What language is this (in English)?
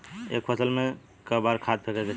Bhojpuri